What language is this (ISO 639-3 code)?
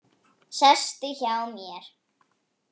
isl